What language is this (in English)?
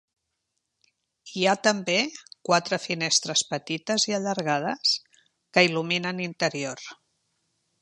Catalan